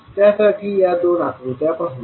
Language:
Marathi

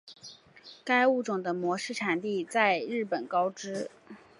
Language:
Chinese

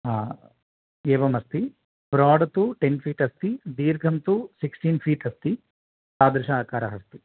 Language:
Sanskrit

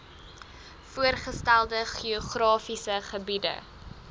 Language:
Afrikaans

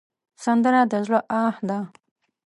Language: Pashto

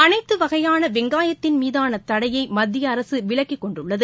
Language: Tamil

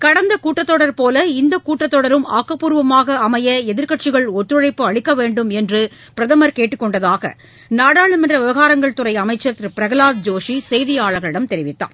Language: Tamil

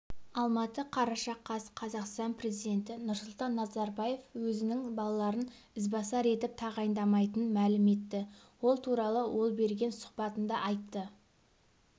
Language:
Kazakh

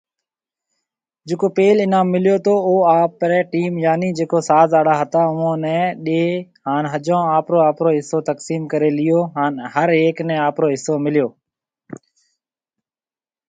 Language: Marwari (Pakistan)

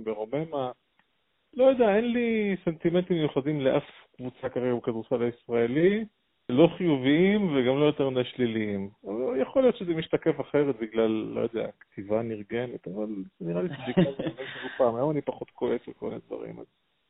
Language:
Hebrew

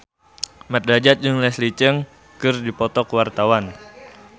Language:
Sundanese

